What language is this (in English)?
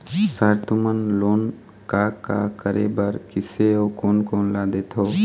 Chhattisgarhi